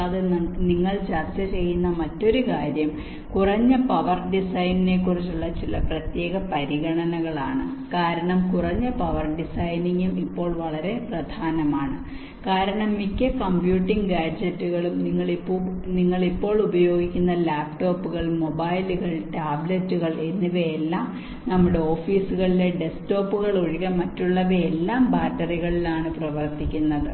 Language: Malayalam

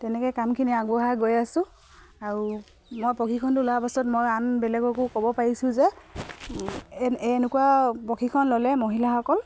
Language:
Assamese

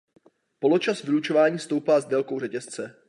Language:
Czech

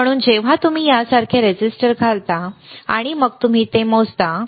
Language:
Marathi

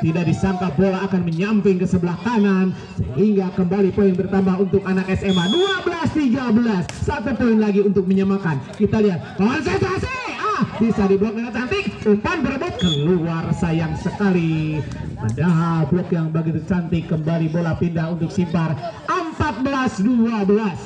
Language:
Indonesian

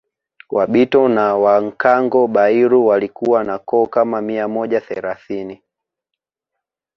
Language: Swahili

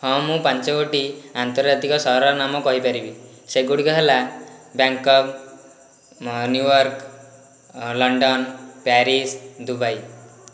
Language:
Odia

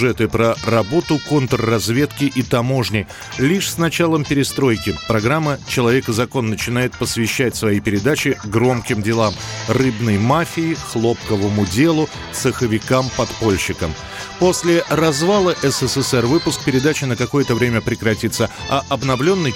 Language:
Russian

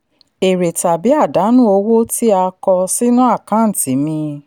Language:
Yoruba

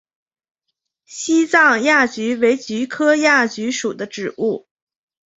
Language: Chinese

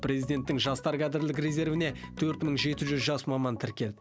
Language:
Kazakh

